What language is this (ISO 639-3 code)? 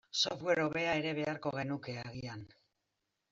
eus